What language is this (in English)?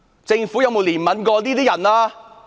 Cantonese